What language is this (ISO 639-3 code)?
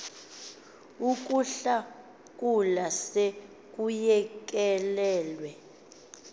xho